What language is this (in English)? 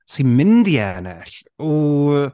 Welsh